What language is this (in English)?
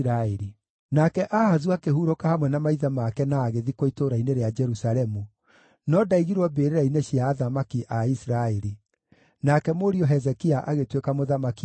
Kikuyu